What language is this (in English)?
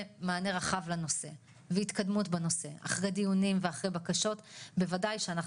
Hebrew